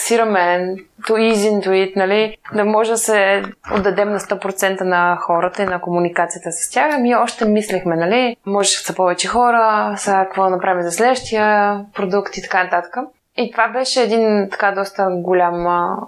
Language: Bulgarian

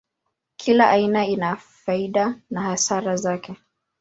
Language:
Swahili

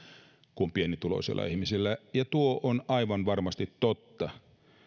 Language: Finnish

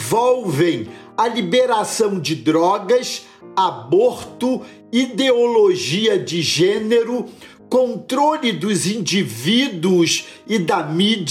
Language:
Portuguese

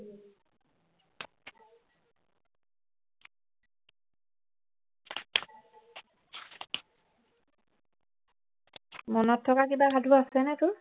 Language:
Assamese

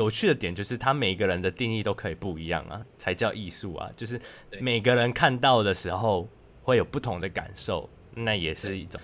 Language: Chinese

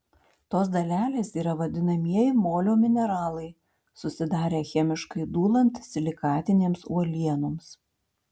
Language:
Lithuanian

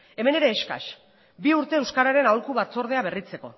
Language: Basque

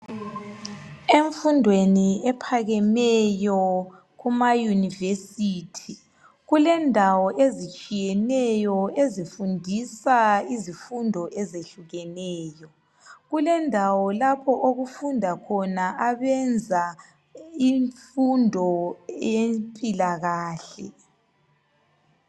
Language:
North Ndebele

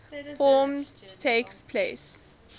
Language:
English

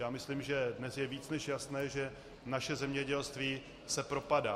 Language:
Czech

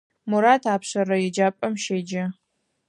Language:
Adyghe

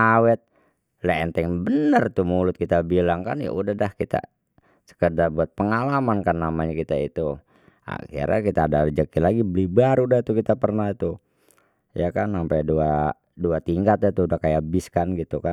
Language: Betawi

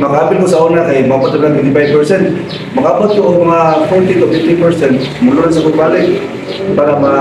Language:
Filipino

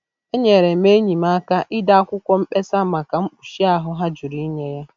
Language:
Igbo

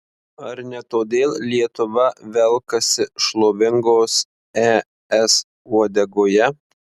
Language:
Lithuanian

